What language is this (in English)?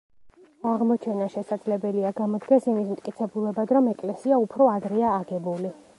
Georgian